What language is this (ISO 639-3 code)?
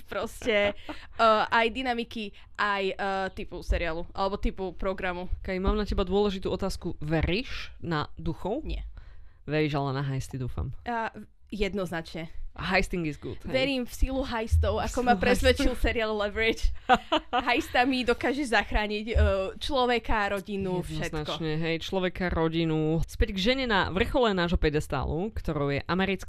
slk